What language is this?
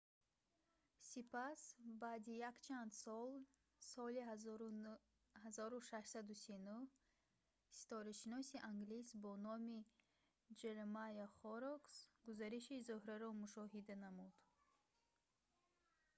Tajik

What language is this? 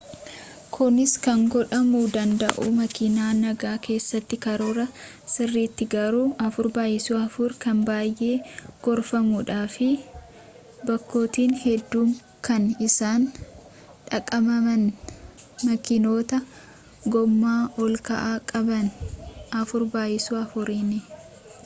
Oromo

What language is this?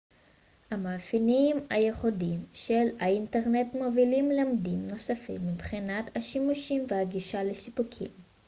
Hebrew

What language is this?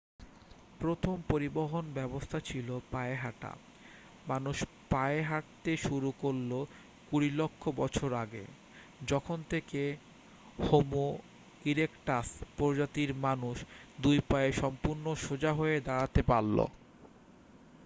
Bangla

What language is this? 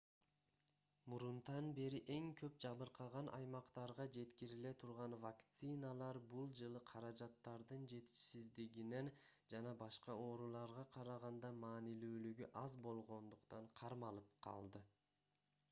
Kyrgyz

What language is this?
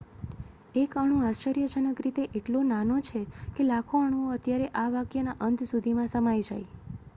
Gujarati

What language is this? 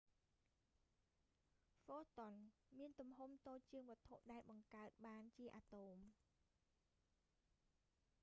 Khmer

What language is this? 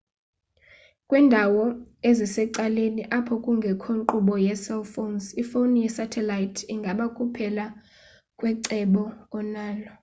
Xhosa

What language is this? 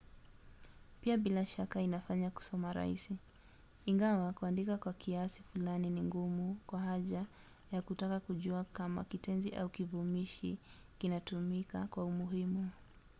Swahili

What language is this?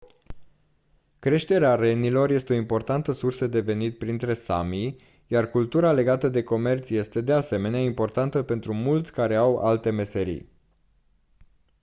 Romanian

